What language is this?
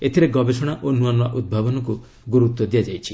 Odia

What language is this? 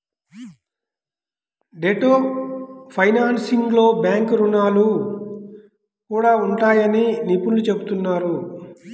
Telugu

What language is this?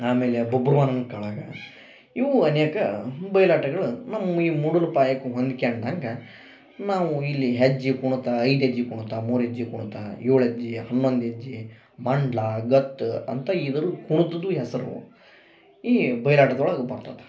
Kannada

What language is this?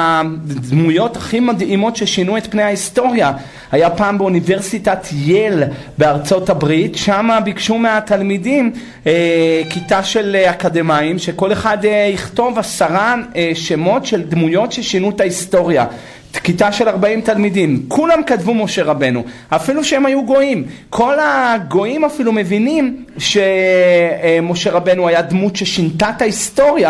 Hebrew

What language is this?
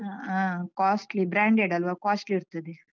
Kannada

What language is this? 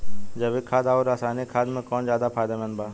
Bhojpuri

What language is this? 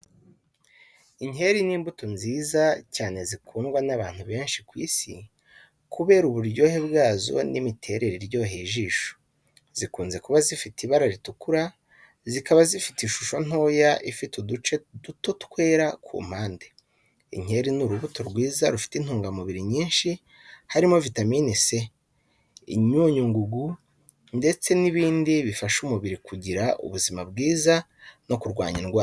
Kinyarwanda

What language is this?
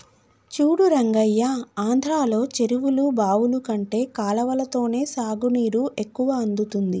Telugu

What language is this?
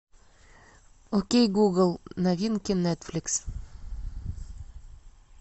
Russian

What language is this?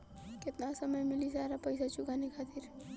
Bhojpuri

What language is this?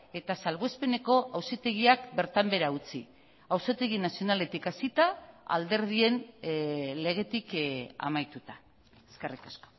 Basque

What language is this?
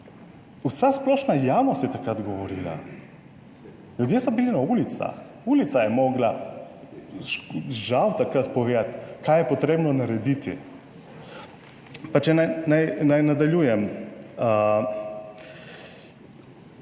Slovenian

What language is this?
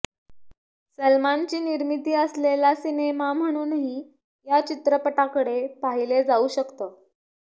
Marathi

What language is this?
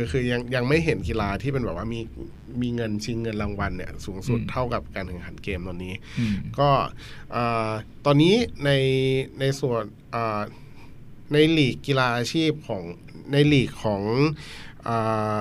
Thai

